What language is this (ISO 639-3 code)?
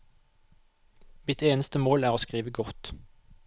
nor